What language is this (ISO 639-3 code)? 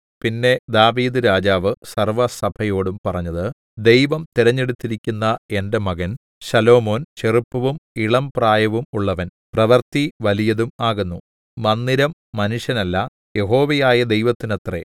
mal